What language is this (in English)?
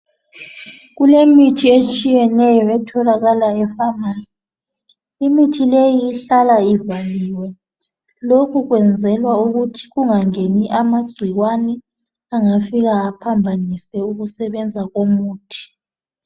North Ndebele